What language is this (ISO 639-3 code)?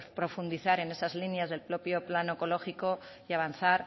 spa